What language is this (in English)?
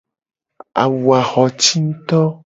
Gen